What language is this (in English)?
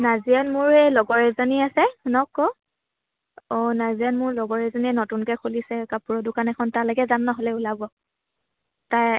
Assamese